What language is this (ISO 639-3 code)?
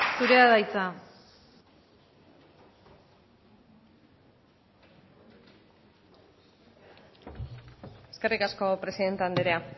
eus